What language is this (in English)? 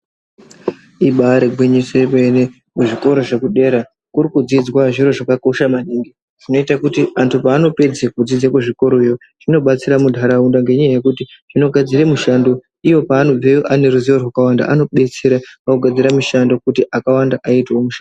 Ndau